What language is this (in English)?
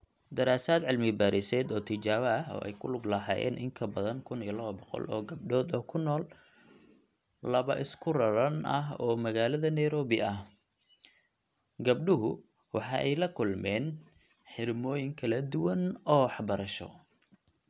Somali